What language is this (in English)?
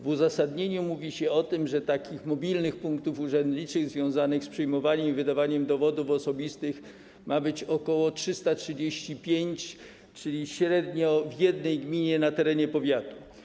Polish